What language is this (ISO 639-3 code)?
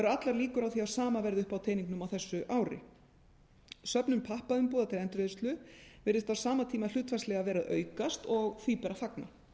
isl